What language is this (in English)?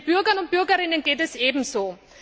German